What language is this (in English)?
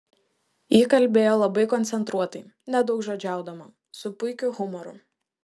Lithuanian